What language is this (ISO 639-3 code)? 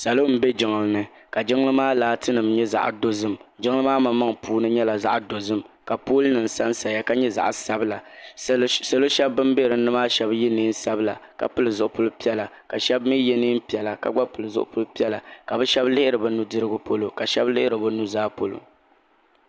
dag